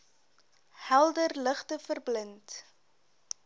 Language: Afrikaans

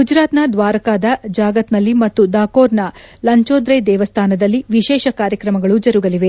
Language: Kannada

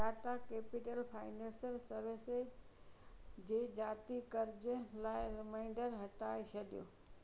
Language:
Sindhi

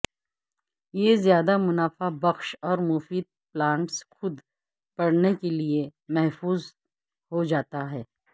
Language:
Urdu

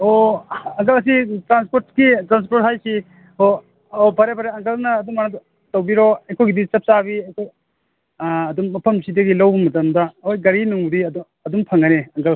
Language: Manipuri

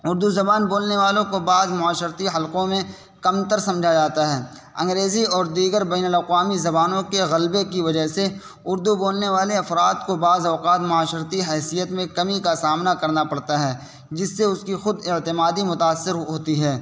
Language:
Urdu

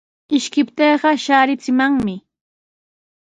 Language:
Sihuas Ancash Quechua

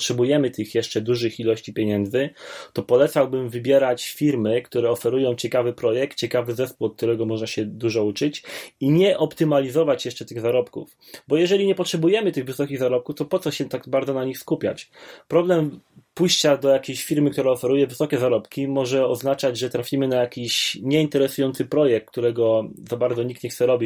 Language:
Polish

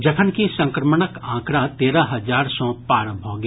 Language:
Maithili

